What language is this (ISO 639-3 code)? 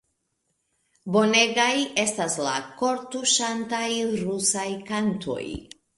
epo